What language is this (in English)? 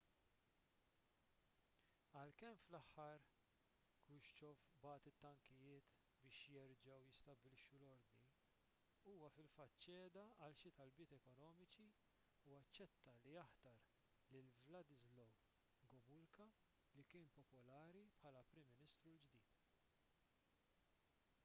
Maltese